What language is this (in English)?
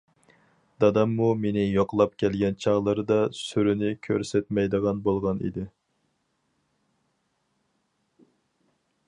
Uyghur